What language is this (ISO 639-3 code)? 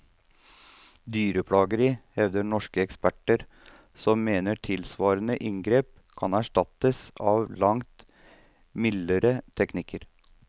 nor